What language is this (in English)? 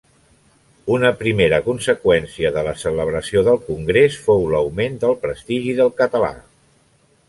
Catalan